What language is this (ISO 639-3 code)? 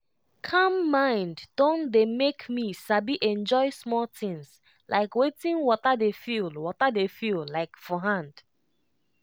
pcm